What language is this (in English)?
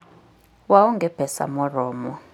Luo (Kenya and Tanzania)